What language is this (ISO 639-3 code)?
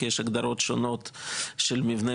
heb